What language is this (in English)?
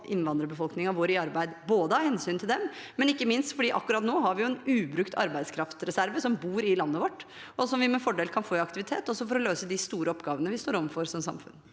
Norwegian